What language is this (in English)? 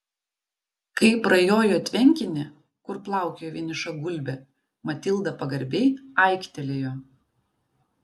Lithuanian